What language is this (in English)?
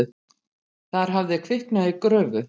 Icelandic